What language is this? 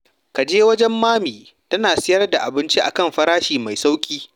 Hausa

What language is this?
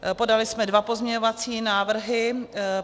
Czech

